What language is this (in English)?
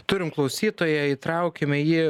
Lithuanian